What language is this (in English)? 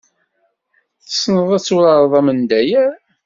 Kabyle